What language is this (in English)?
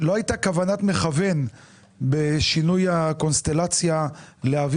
Hebrew